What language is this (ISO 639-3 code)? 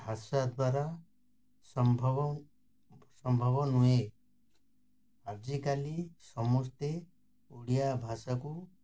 ori